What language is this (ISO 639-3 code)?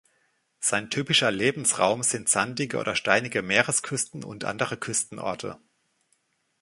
deu